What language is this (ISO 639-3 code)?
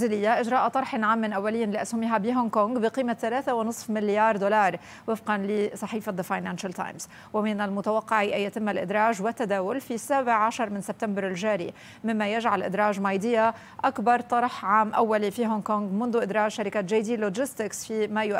ara